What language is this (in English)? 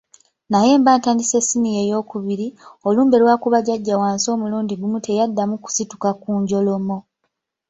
Ganda